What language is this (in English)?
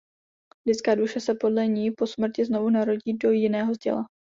Czech